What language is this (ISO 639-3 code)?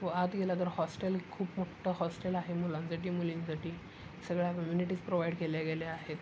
mar